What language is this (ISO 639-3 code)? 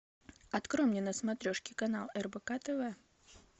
rus